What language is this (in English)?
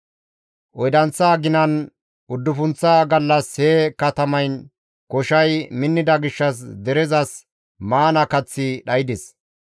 Gamo